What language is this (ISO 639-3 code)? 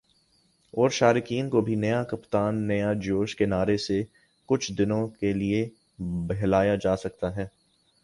urd